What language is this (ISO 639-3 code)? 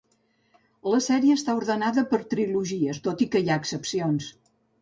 cat